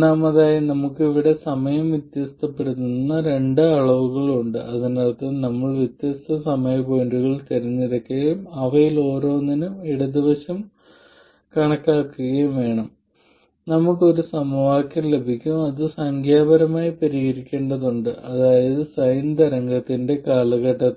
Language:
Malayalam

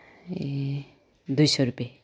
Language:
Nepali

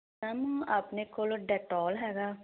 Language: Punjabi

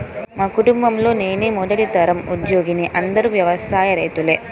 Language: Telugu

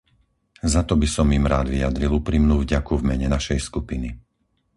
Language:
Slovak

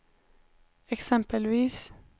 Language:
Swedish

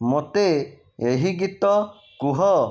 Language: Odia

